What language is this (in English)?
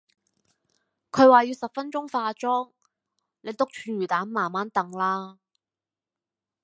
Cantonese